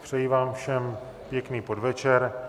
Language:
Czech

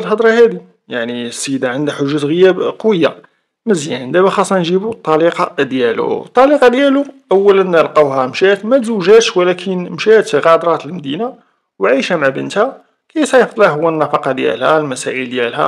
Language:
Arabic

